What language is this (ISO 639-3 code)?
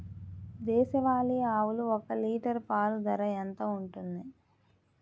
tel